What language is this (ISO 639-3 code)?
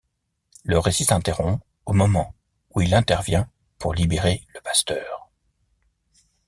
fra